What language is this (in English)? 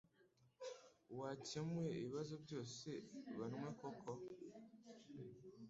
Kinyarwanda